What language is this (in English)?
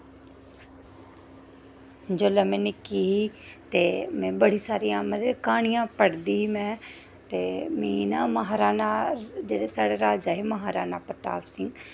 Dogri